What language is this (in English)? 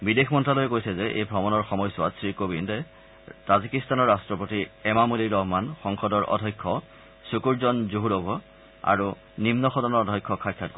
Assamese